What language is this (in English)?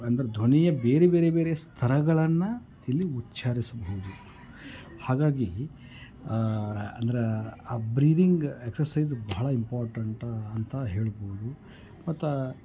Kannada